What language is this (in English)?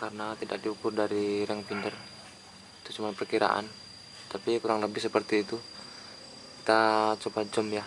Indonesian